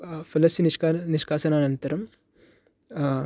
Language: Sanskrit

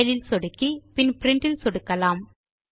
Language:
Tamil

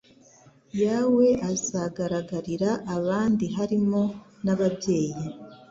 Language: Kinyarwanda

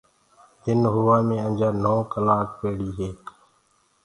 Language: Gurgula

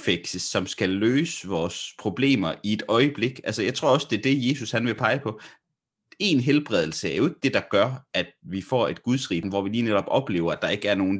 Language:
Danish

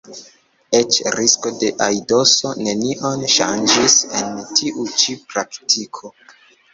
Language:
Esperanto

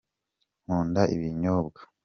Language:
Kinyarwanda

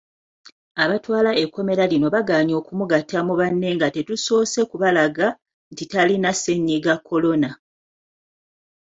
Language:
Ganda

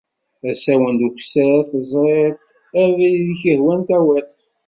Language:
Kabyle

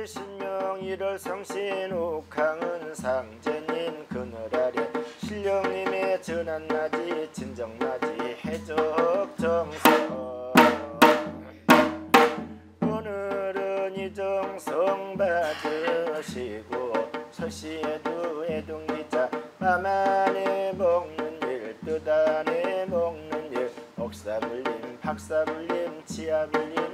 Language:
Korean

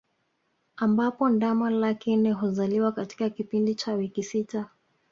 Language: Swahili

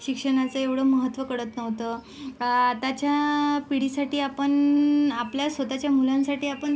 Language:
Marathi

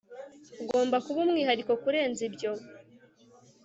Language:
Kinyarwanda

